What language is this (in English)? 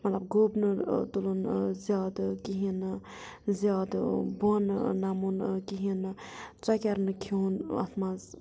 Kashmiri